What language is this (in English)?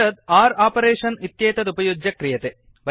Sanskrit